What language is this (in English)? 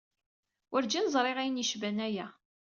Kabyle